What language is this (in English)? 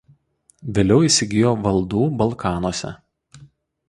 Lithuanian